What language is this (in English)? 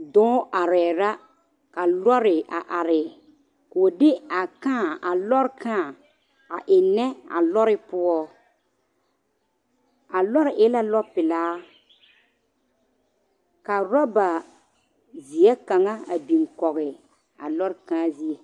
Southern Dagaare